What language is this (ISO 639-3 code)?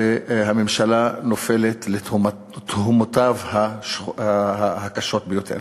heb